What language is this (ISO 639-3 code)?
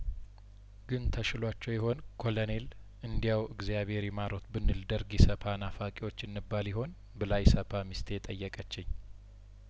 amh